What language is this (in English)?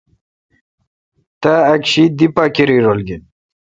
Kalkoti